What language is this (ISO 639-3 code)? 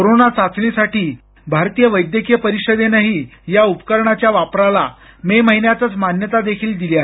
mar